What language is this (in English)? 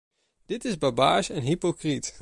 Dutch